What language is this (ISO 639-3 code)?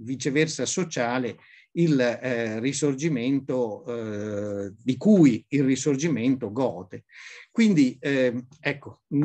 ita